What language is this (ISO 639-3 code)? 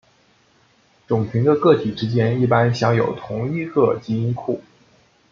zho